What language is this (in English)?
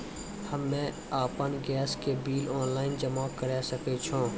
Maithili